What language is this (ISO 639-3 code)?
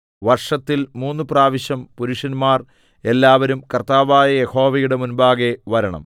mal